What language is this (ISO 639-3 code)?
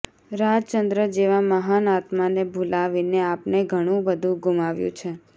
guj